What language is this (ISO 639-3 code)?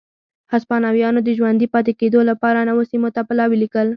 pus